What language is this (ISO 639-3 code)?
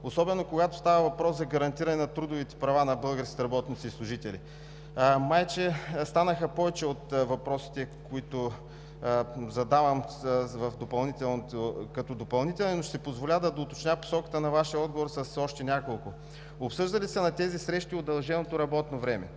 bul